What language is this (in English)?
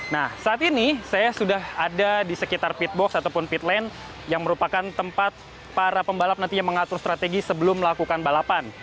Indonesian